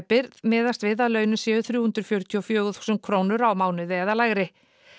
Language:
Icelandic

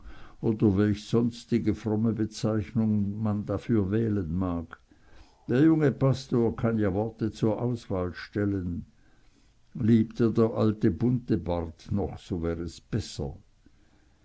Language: German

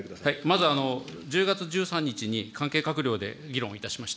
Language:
Japanese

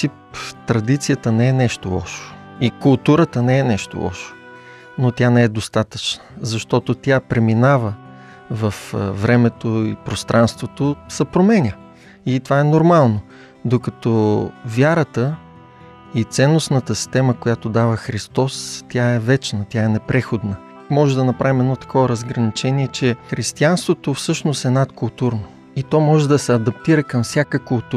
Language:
Bulgarian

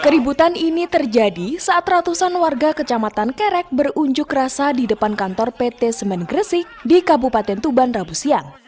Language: Indonesian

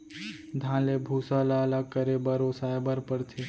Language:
Chhattisgarhi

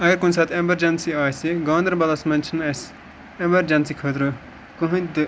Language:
Kashmiri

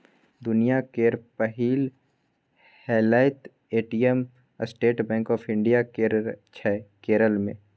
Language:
Maithili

